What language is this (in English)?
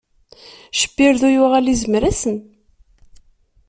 Kabyle